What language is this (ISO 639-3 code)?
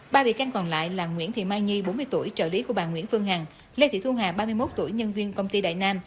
vie